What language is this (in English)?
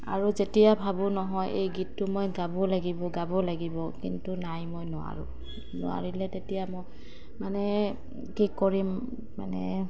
Assamese